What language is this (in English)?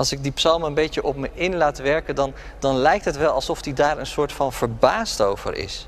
Dutch